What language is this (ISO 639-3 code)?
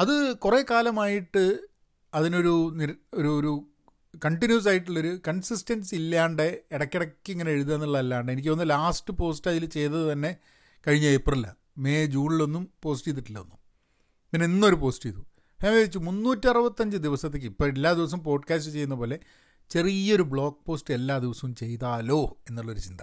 mal